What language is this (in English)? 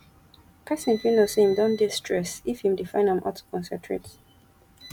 Nigerian Pidgin